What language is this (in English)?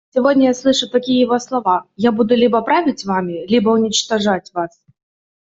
Russian